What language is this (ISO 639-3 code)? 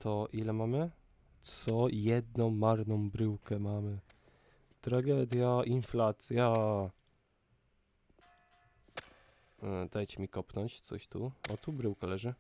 pol